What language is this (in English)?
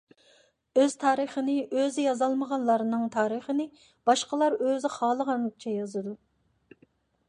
Uyghur